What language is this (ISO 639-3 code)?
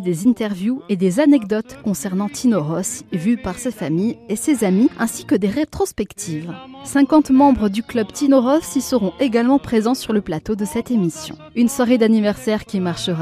fra